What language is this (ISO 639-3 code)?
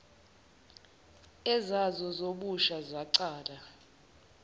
zul